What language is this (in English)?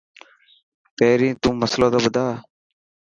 Dhatki